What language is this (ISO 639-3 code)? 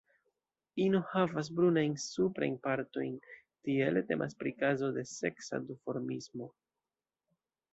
epo